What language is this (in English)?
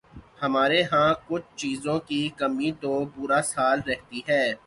Urdu